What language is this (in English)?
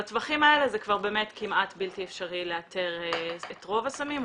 Hebrew